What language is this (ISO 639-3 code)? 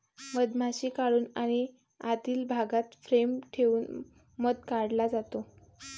mar